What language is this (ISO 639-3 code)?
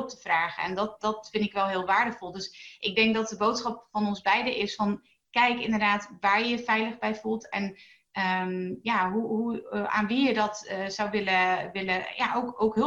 nld